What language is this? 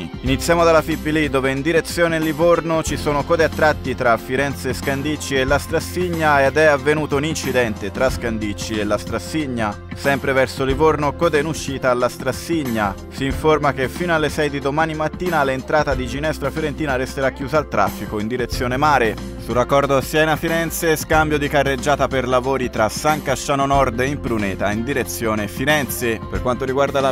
Italian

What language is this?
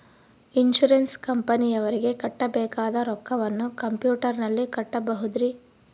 Kannada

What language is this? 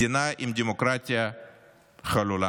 Hebrew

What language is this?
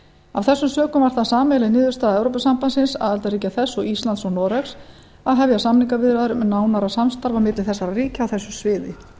Icelandic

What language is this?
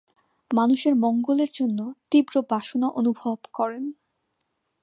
Bangla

